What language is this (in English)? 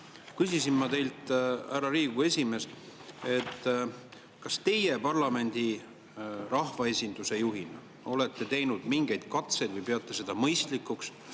Estonian